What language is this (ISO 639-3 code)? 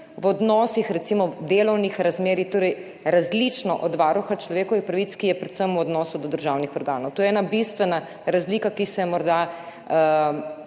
slv